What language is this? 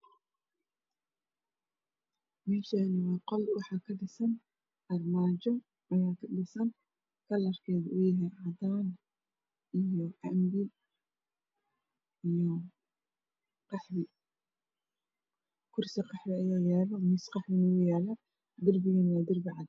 Somali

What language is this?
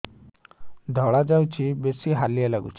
Odia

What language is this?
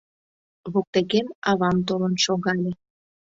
Mari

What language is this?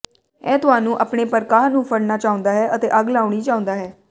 Punjabi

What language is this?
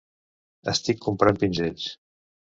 Catalan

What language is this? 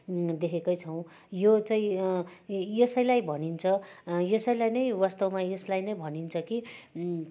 Nepali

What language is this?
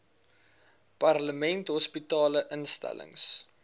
Afrikaans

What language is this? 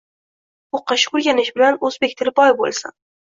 Uzbek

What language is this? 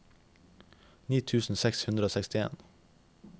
Norwegian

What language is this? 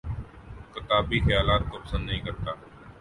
Urdu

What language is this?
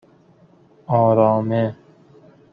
Persian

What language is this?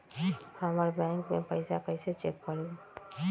Magahi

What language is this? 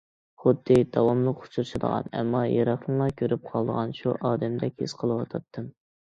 Uyghur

